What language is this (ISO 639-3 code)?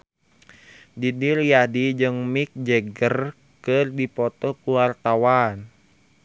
sun